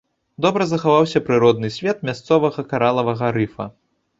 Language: Belarusian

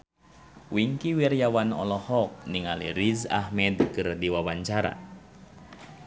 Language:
Sundanese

